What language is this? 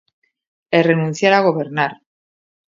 Galician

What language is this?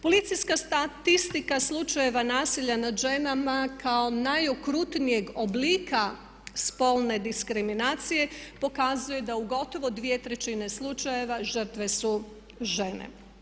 Croatian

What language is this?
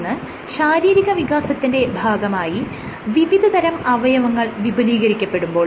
Malayalam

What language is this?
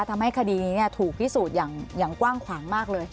Thai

